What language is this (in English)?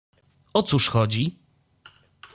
Polish